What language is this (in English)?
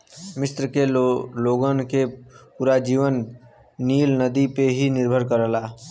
Bhojpuri